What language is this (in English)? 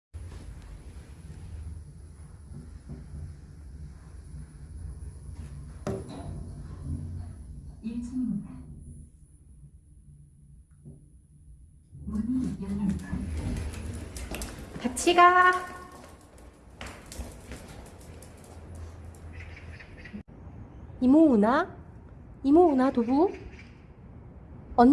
Korean